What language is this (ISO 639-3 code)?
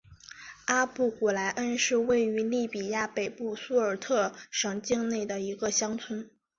zho